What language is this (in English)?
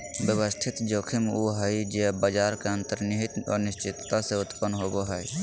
Magahi